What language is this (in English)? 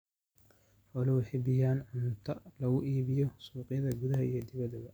Somali